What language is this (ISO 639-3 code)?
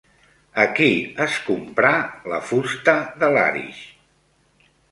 cat